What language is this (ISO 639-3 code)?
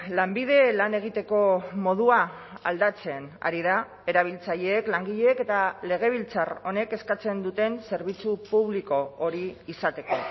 eus